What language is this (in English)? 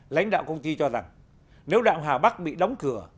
Vietnamese